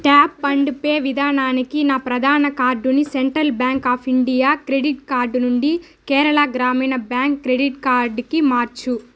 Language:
Telugu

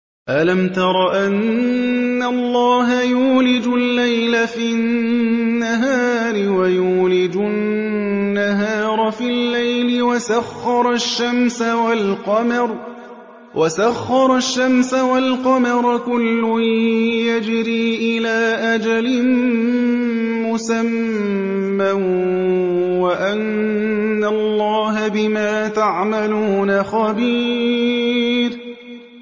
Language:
Arabic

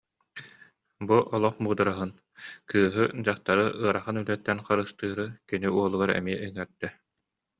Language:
Yakut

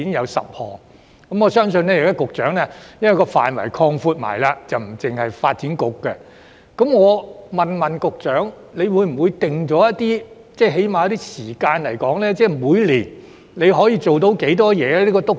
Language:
Cantonese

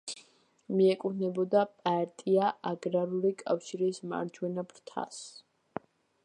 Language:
Georgian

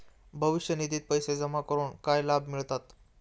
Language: Marathi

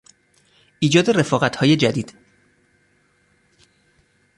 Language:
Persian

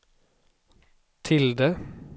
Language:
Swedish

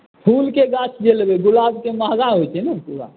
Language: Maithili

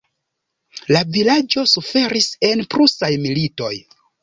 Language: Esperanto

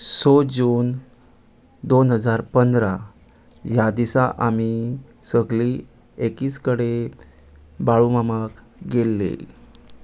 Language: Konkani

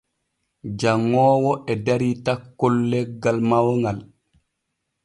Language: Borgu Fulfulde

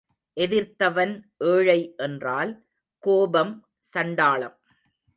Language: Tamil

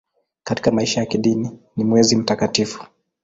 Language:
Swahili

